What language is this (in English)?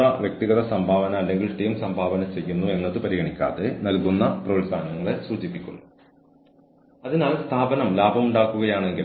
Malayalam